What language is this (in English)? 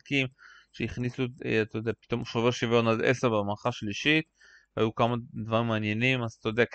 Hebrew